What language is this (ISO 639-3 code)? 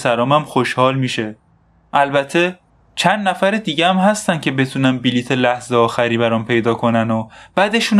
fas